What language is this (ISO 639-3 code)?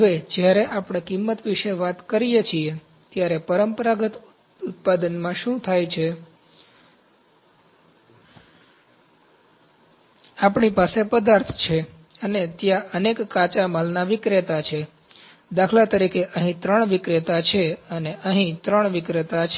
guj